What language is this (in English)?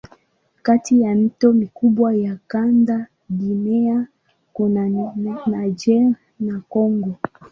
Swahili